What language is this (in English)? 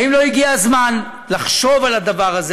Hebrew